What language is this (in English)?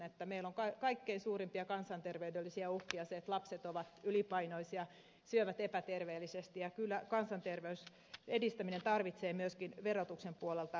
Finnish